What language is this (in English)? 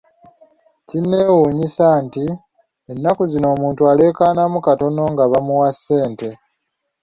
Ganda